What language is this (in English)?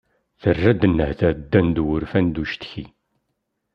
Kabyle